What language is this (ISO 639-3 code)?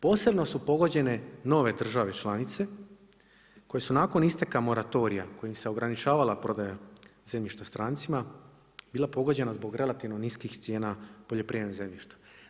hrv